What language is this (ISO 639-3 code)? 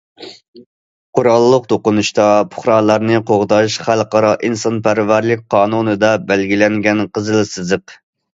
uig